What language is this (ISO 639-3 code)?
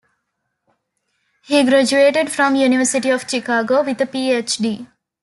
eng